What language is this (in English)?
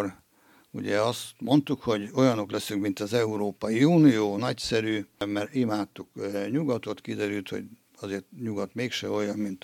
Hungarian